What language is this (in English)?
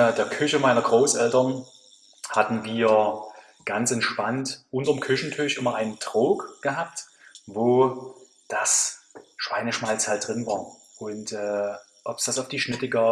German